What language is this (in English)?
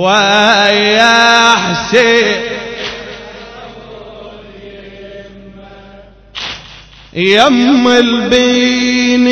Arabic